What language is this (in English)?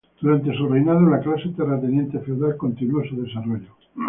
Spanish